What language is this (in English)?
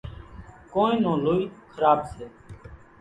Kachi Koli